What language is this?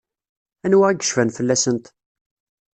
Kabyle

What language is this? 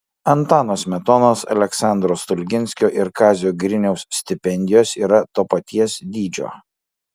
Lithuanian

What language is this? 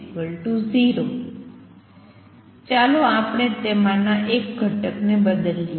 Gujarati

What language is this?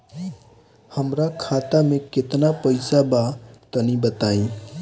Bhojpuri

